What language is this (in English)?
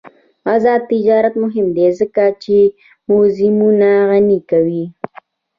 Pashto